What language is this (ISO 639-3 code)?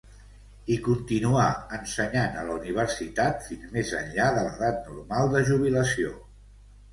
cat